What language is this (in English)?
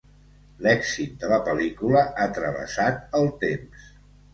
Catalan